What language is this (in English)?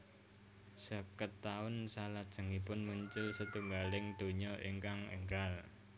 Javanese